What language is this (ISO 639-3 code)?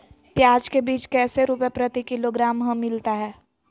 mag